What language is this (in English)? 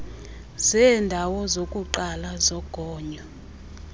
Xhosa